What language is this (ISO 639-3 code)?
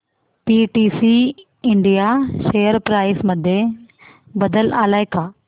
mar